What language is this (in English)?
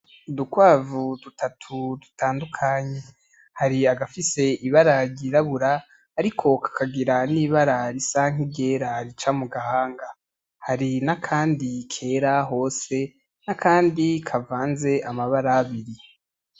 Rundi